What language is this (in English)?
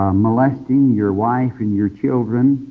English